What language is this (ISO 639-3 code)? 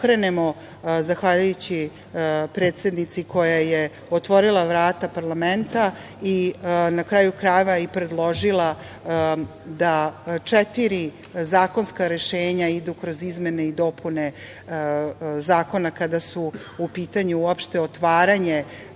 srp